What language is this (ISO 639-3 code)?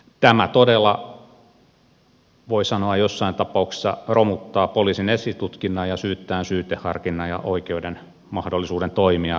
fin